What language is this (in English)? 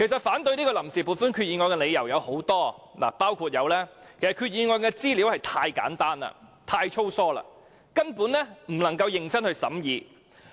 Cantonese